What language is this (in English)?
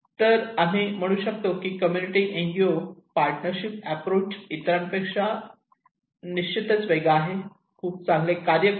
Marathi